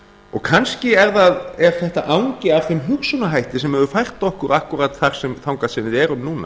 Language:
Icelandic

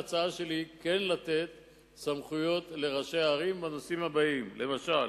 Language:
Hebrew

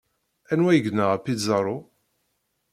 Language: Kabyle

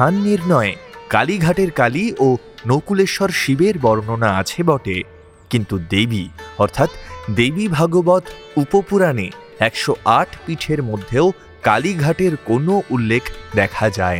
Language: Bangla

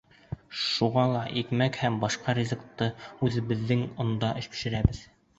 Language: Bashkir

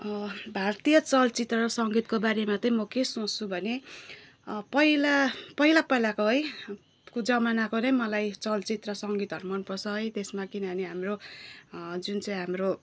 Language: Nepali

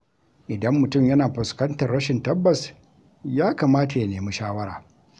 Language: Hausa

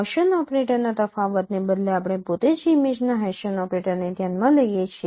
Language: Gujarati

